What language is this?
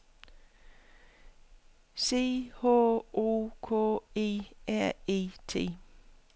Danish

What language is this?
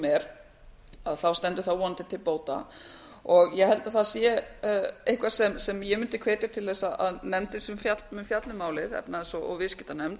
Icelandic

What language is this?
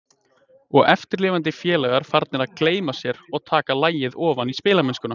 Icelandic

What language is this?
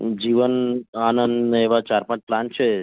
Gujarati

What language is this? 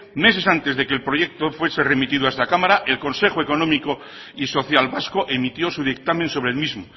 Spanish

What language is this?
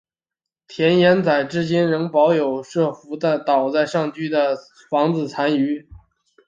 Chinese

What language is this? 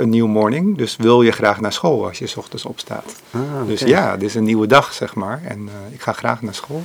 Dutch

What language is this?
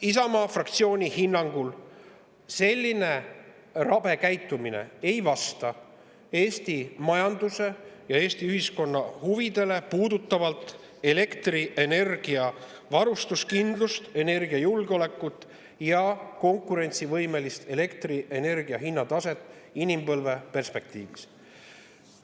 Estonian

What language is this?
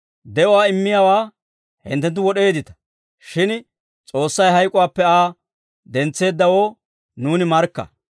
Dawro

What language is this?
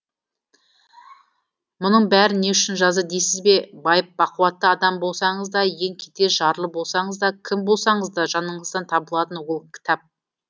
Kazakh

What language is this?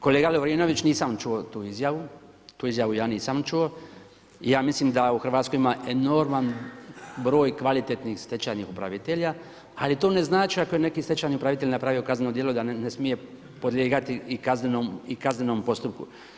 Croatian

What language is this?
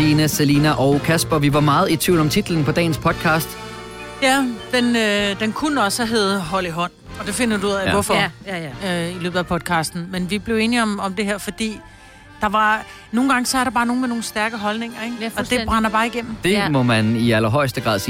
Danish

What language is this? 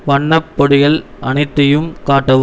Tamil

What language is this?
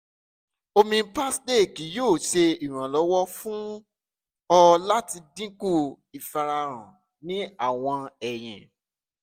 Yoruba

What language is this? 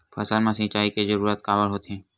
Chhattisgarhi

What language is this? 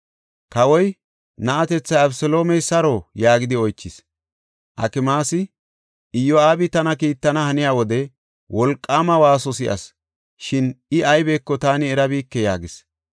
Gofa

